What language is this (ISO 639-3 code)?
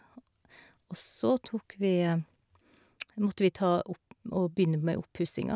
nor